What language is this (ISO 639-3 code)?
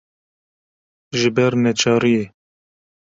kur